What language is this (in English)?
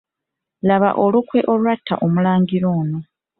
Ganda